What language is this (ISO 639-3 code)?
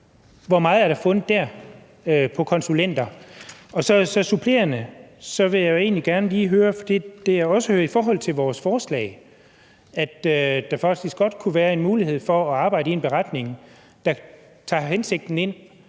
dan